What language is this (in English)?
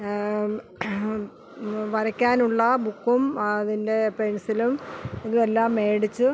Malayalam